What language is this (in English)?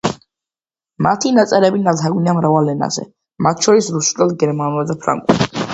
Georgian